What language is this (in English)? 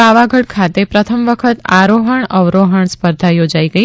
Gujarati